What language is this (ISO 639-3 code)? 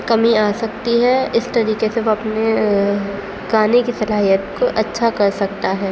urd